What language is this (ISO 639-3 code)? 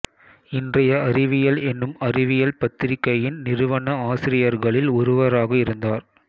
tam